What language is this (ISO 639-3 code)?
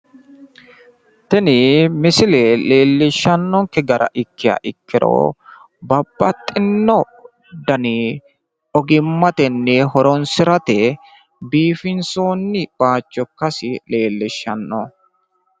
sid